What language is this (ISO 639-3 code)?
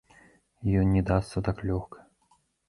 bel